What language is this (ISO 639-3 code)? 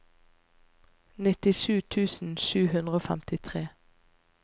nor